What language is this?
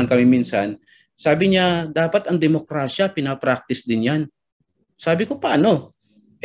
Filipino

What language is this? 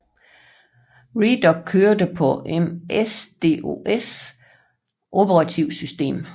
Danish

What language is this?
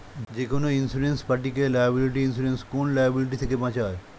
Bangla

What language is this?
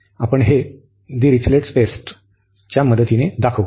Marathi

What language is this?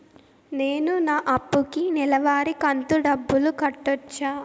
Telugu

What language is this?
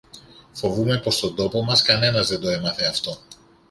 Greek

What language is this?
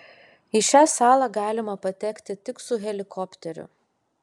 Lithuanian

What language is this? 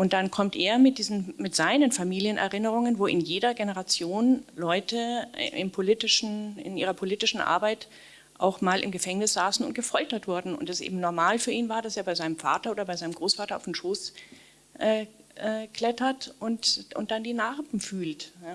German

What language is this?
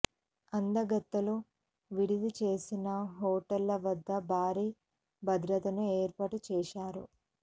Telugu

